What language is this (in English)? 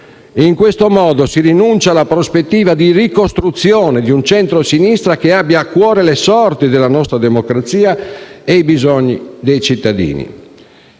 Italian